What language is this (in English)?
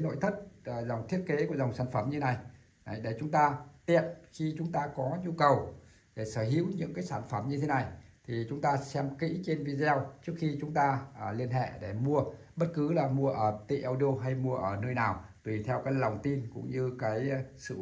Vietnamese